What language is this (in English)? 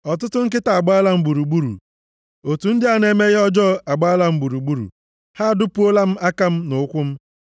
Igbo